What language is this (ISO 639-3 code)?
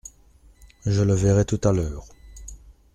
fra